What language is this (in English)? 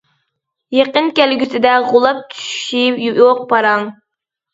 Uyghur